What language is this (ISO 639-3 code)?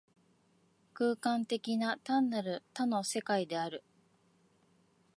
jpn